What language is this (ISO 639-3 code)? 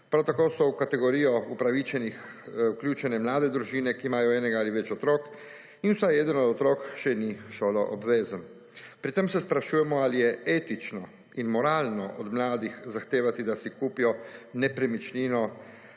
slv